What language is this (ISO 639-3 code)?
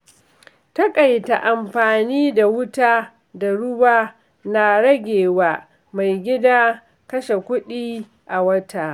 hau